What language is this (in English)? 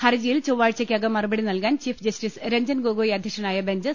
Malayalam